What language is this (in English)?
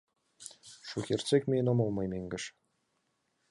Mari